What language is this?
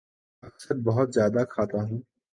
Urdu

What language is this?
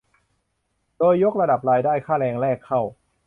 Thai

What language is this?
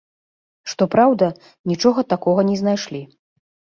Belarusian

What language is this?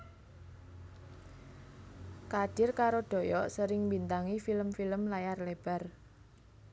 Javanese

